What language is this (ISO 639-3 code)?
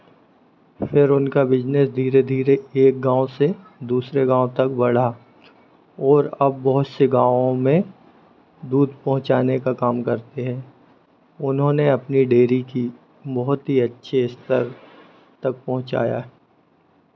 hin